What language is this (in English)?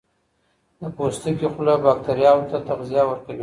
Pashto